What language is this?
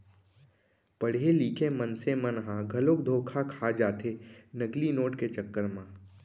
Chhattisgarhi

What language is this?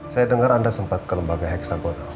Indonesian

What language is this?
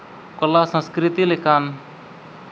Santali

